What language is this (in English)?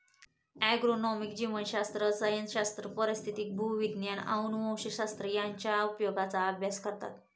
Marathi